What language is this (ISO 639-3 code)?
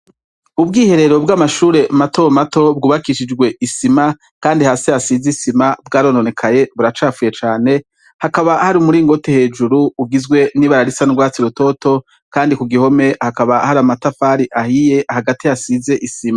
run